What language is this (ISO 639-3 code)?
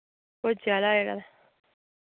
doi